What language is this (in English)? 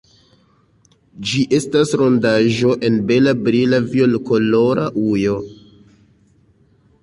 Esperanto